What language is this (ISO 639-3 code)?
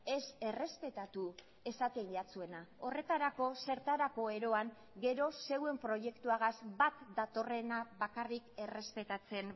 eus